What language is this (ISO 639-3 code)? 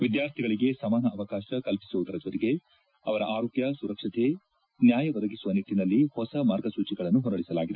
kan